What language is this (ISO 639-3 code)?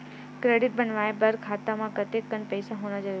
hne